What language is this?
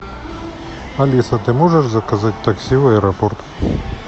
Russian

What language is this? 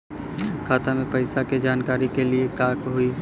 Bhojpuri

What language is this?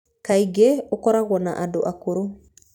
Kikuyu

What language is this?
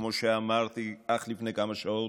Hebrew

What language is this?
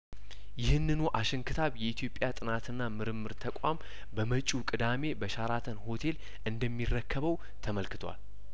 Amharic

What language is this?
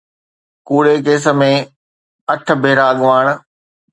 Sindhi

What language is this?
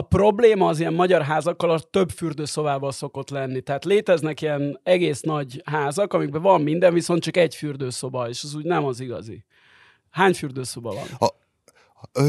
Hungarian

